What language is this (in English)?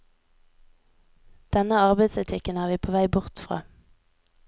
Norwegian